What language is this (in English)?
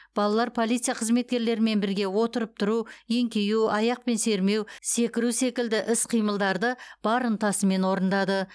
Kazakh